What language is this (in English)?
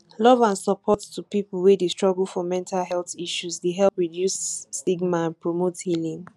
Nigerian Pidgin